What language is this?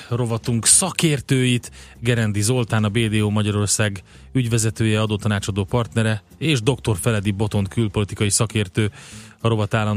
Hungarian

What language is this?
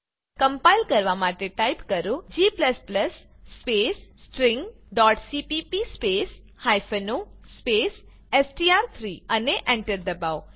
Gujarati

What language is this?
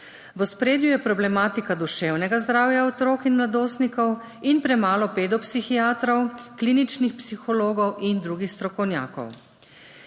Slovenian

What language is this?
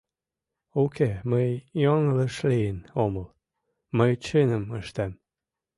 Mari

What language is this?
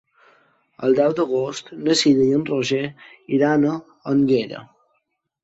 Catalan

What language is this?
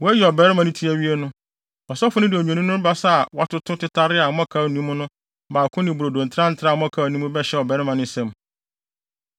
Akan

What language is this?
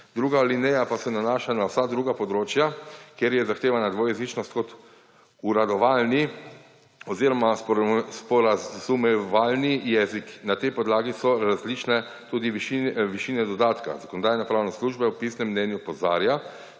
Slovenian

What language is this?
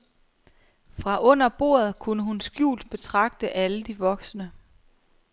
Danish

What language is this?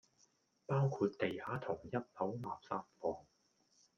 Cantonese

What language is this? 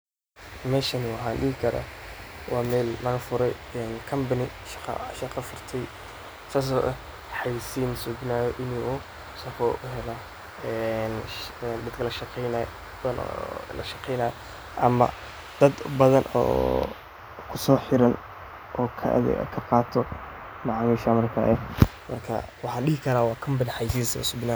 Somali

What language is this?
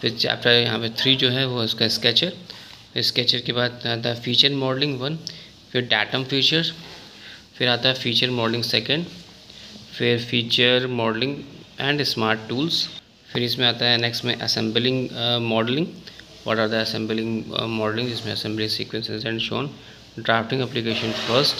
Hindi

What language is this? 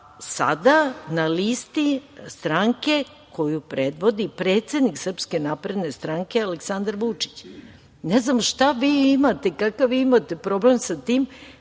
Serbian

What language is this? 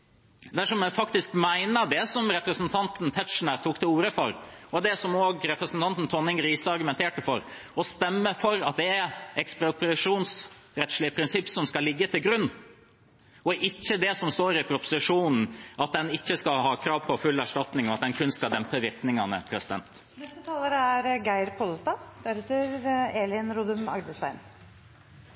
Norwegian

